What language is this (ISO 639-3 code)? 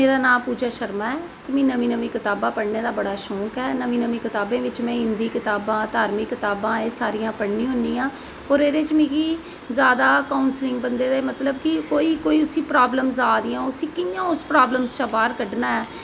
doi